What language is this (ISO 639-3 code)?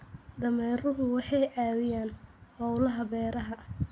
som